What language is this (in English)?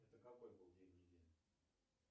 Russian